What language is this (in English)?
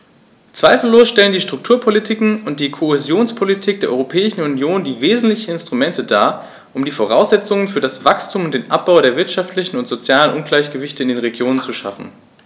German